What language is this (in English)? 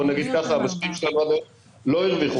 Hebrew